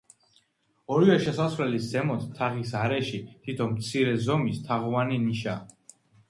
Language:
Georgian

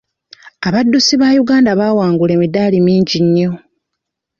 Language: Ganda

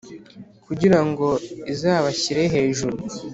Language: Kinyarwanda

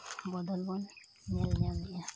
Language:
Santali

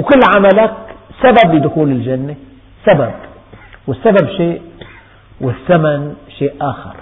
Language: Arabic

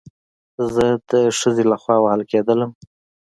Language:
Pashto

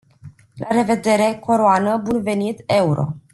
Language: Romanian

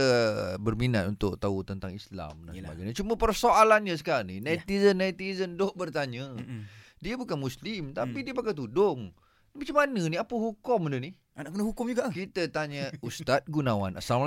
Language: Malay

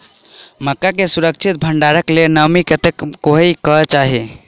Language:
Maithili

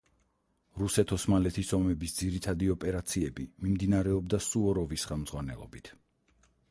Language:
Georgian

